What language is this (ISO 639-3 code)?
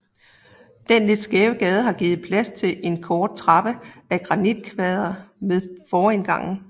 dan